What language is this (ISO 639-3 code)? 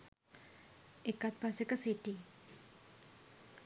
sin